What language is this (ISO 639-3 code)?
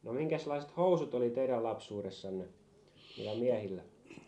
fin